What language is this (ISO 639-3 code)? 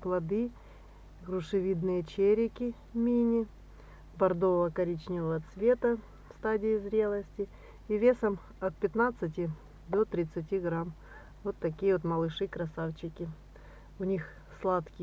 rus